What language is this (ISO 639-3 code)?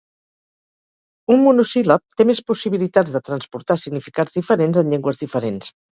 cat